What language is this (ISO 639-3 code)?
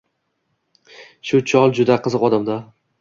uzb